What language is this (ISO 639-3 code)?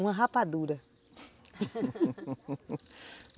por